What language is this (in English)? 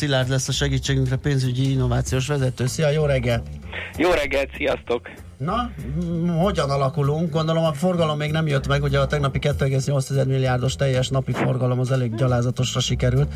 Hungarian